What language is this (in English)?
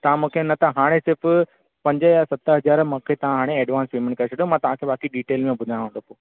Sindhi